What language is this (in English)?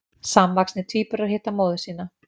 Icelandic